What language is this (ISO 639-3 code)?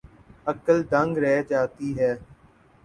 urd